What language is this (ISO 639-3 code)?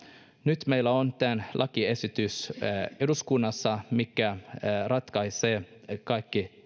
fin